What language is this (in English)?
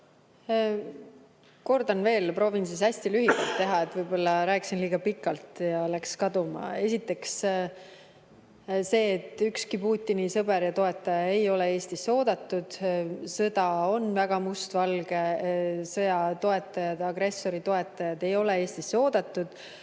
Estonian